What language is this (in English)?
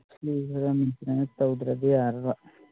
Manipuri